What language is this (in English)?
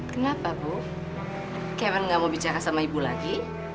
Indonesian